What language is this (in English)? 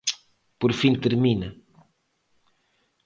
Galician